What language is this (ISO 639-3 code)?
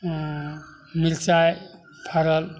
mai